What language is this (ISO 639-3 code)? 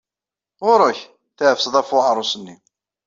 kab